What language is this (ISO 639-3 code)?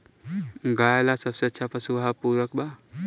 bho